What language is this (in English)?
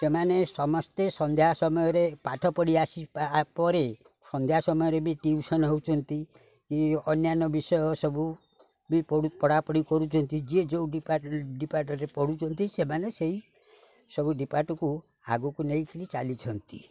Odia